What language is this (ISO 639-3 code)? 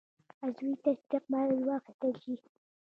pus